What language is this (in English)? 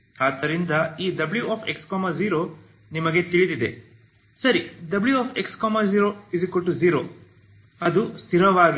Kannada